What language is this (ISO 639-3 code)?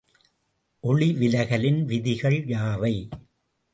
tam